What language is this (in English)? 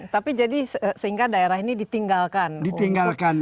Indonesian